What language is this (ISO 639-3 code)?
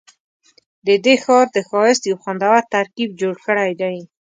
pus